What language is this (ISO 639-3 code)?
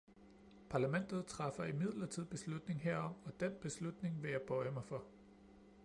dan